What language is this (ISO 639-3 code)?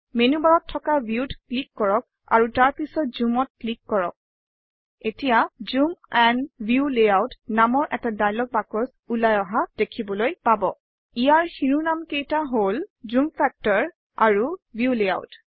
asm